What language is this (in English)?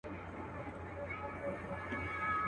Pashto